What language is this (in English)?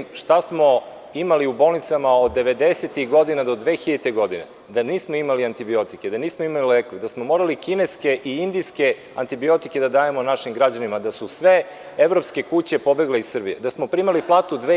Serbian